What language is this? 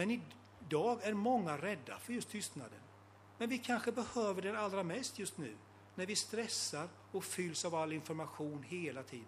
Swedish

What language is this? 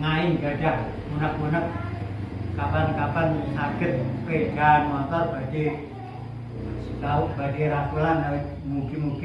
Indonesian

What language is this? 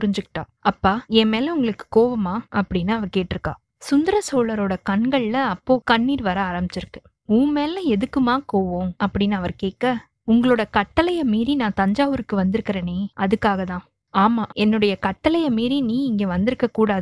Tamil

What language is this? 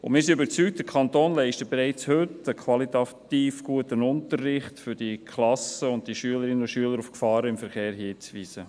Swiss German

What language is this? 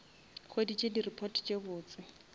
Northern Sotho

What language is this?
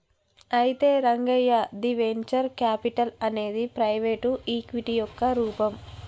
Telugu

